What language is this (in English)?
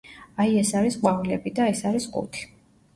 Georgian